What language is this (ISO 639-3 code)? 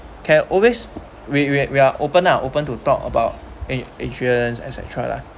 eng